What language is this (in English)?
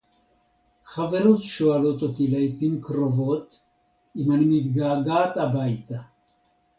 Hebrew